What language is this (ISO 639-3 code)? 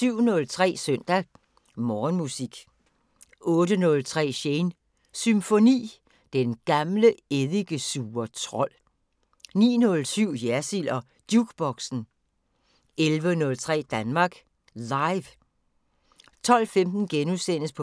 dan